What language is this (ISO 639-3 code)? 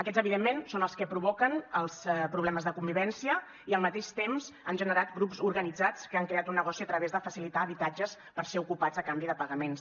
cat